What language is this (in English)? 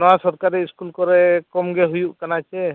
Santali